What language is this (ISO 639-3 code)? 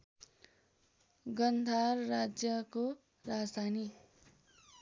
nep